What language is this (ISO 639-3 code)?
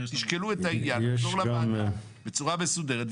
heb